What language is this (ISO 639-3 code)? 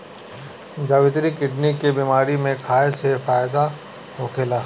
bho